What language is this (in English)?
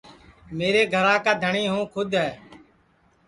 Sansi